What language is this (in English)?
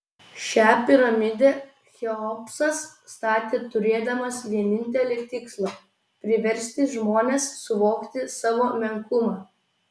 Lithuanian